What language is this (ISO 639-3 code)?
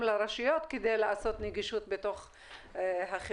heb